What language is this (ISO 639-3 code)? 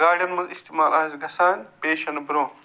kas